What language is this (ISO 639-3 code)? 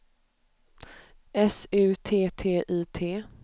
swe